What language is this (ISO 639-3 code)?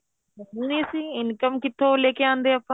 pan